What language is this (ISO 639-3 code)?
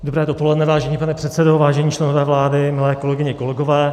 ces